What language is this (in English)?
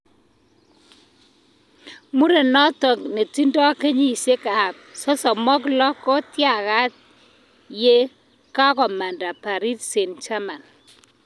Kalenjin